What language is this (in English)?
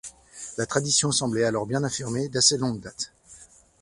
French